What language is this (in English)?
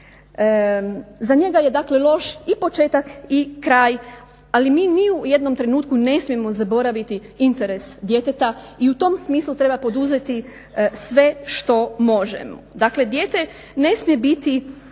Croatian